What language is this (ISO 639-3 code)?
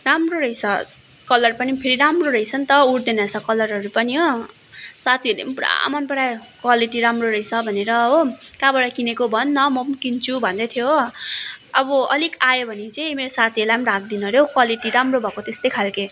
nep